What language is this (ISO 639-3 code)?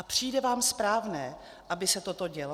ces